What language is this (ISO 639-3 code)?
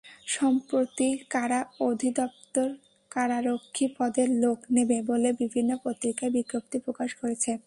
ben